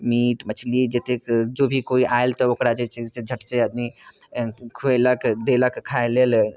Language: Maithili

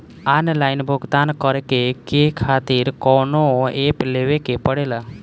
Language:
Bhojpuri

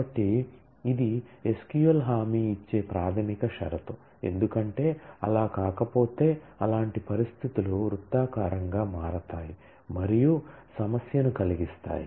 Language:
Telugu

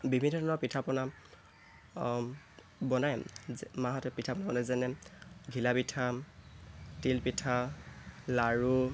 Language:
Assamese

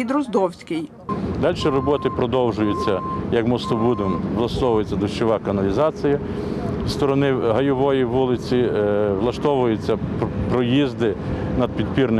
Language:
Ukrainian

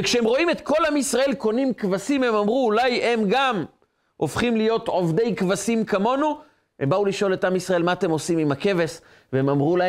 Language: Hebrew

